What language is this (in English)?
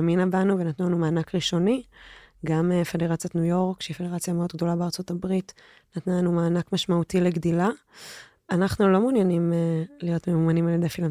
Hebrew